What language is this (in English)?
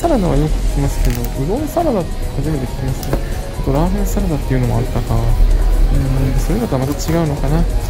Japanese